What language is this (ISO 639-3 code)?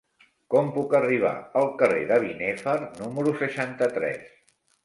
cat